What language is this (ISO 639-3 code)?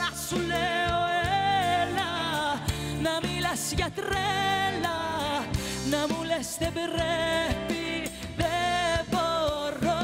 ell